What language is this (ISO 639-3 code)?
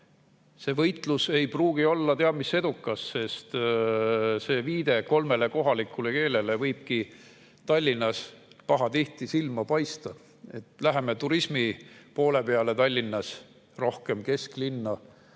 est